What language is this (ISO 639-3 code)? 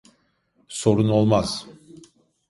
tur